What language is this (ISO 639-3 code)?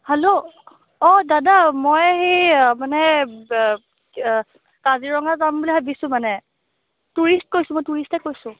asm